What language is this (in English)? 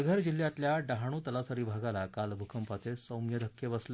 Marathi